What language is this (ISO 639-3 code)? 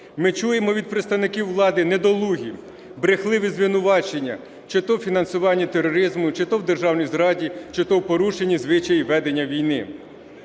ukr